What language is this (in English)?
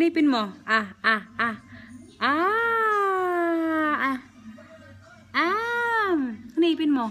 Filipino